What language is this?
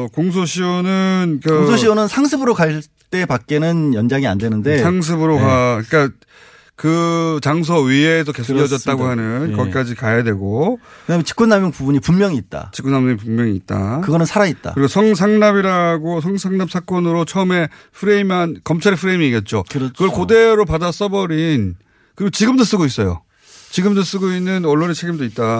Korean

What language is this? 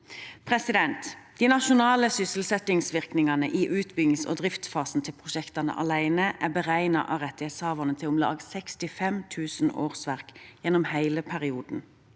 Norwegian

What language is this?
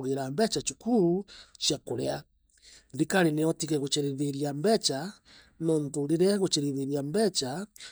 Meru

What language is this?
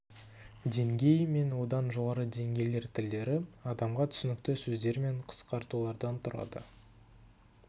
Kazakh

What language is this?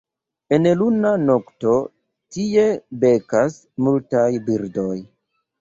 Esperanto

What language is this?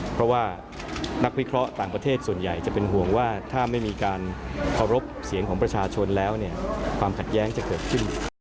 Thai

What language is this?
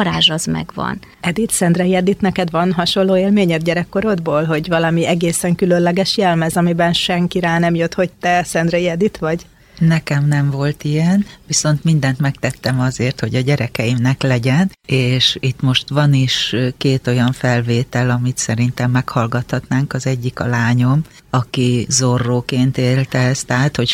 Hungarian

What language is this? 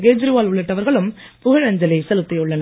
Tamil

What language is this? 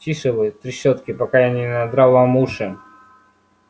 Russian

